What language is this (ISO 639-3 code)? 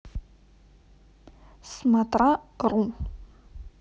rus